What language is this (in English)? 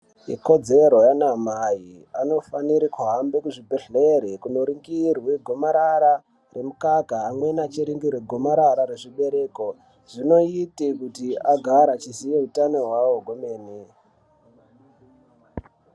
Ndau